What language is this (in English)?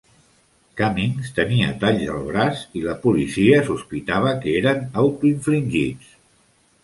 Catalan